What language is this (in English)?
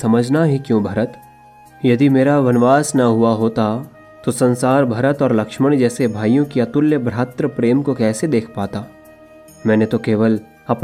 Hindi